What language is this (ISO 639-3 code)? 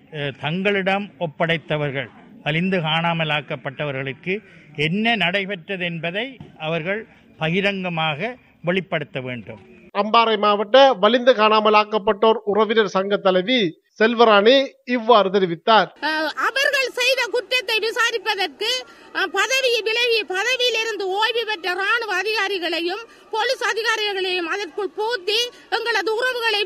tam